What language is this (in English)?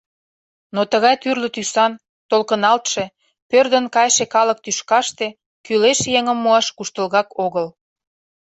Mari